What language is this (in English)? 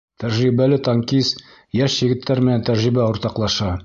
Bashkir